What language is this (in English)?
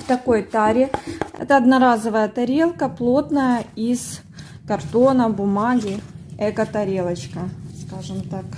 Russian